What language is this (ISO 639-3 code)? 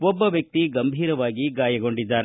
kan